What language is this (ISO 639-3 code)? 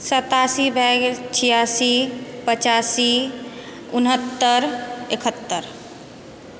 mai